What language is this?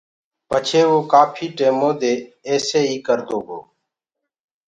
Gurgula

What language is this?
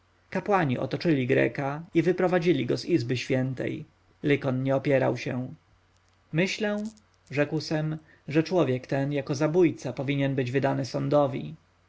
Polish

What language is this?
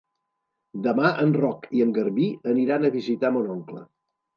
Catalan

